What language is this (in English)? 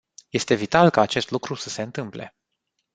Romanian